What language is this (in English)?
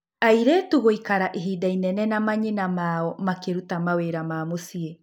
Kikuyu